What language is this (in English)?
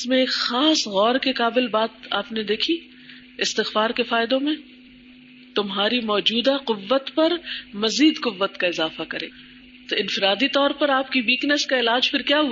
Urdu